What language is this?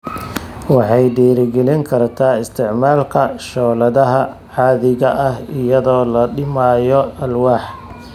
Somali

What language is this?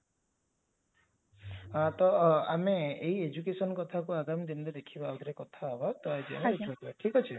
Odia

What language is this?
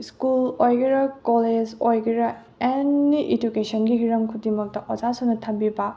Manipuri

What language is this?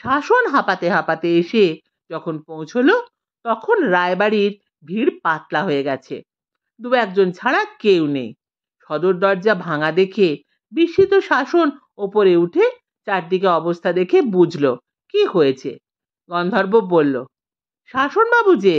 Bangla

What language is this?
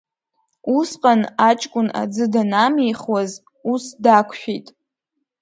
Abkhazian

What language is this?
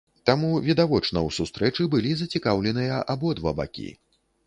Belarusian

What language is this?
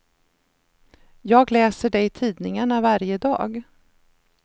Swedish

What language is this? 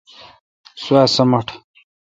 Kalkoti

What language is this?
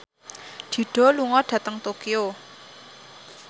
Javanese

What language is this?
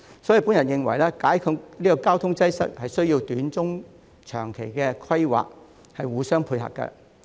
Cantonese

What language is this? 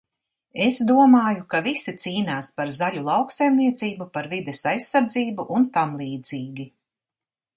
Latvian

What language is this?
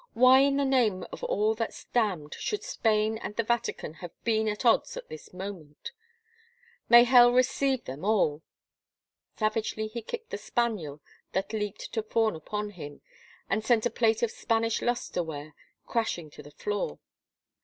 English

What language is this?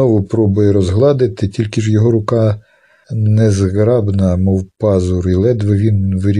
Ukrainian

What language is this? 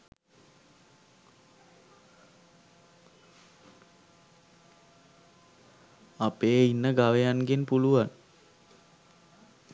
Sinhala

